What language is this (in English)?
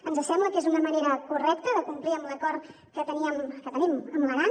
Catalan